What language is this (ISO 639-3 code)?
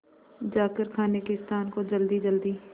hin